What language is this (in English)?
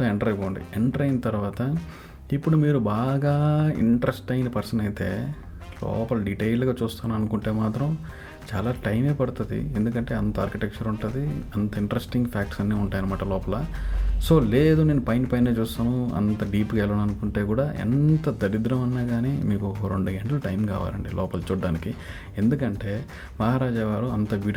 Telugu